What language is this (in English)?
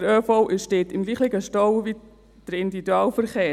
Swiss German